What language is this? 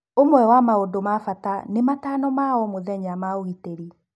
Kikuyu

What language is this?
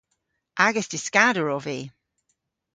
Cornish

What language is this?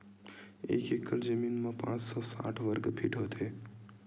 Chhattisgarhi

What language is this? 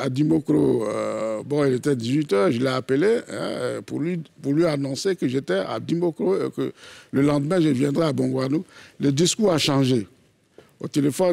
French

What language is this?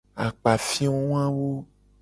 Gen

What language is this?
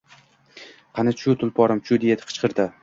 Uzbek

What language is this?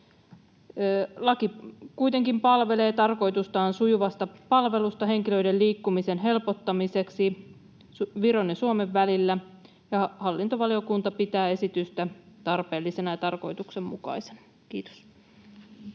Finnish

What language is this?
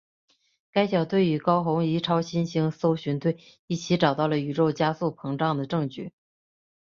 Chinese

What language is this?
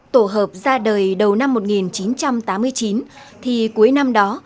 Vietnamese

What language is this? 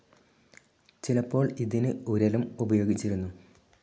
Malayalam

